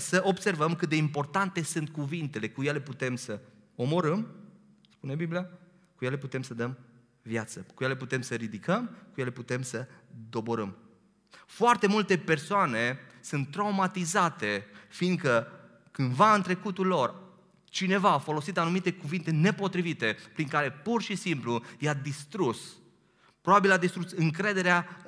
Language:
Romanian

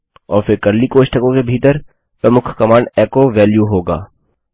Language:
Hindi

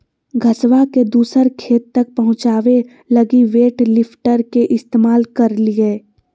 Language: Magahi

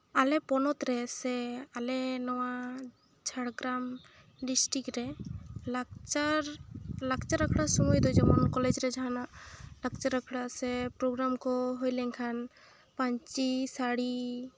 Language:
Santali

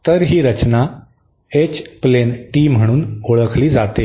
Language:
Marathi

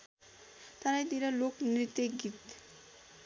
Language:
Nepali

